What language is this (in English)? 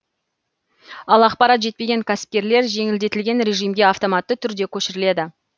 Kazakh